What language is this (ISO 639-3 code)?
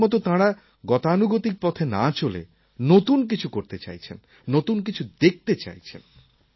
ben